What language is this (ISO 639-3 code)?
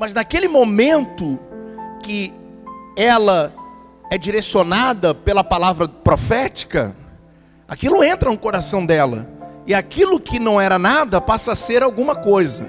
por